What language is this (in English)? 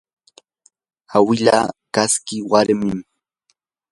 Yanahuanca Pasco Quechua